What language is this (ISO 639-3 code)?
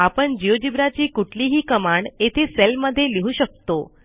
mar